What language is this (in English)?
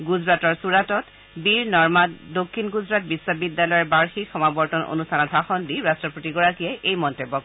Assamese